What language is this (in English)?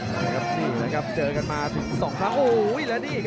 Thai